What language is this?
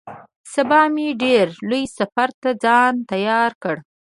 Pashto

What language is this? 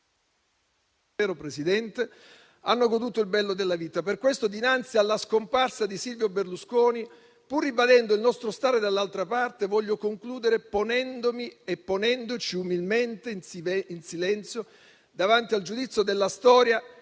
Italian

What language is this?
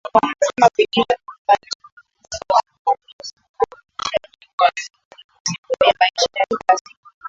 Swahili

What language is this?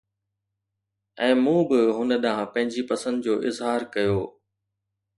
Sindhi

